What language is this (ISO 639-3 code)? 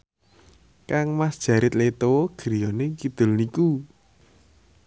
jav